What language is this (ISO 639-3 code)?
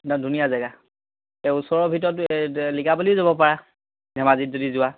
asm